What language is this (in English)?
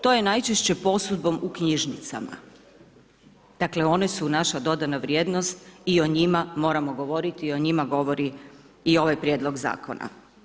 Croatian